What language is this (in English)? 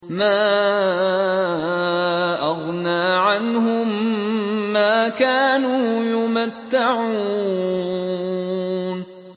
Arabic